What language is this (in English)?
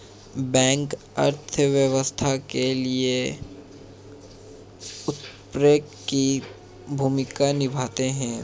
Hindi